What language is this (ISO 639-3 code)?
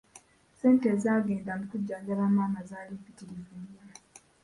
lug